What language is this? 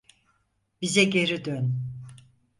Turkish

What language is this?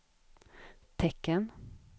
Swedish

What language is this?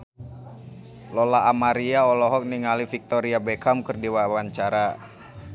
Sundanese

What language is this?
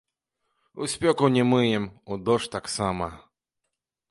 Belarusian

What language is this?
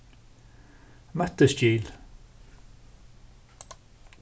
Faroese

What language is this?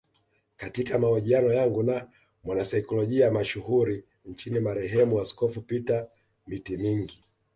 Swahili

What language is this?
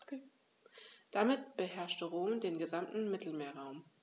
German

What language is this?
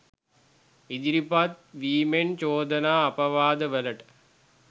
Sinhala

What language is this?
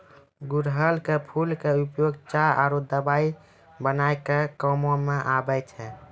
Maithili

